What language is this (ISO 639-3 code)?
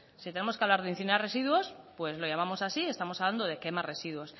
spa